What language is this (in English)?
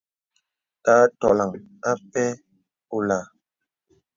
Bebele